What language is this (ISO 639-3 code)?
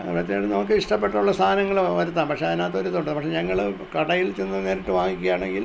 mal